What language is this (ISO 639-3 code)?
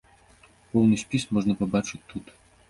bel